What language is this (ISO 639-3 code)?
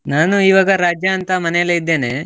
kan